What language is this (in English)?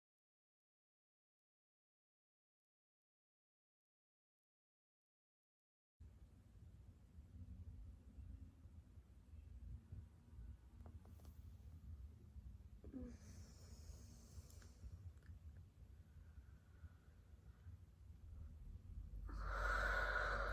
Hindi